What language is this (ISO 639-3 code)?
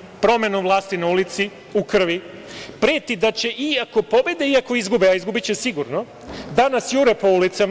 srp